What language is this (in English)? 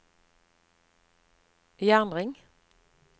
Norwegian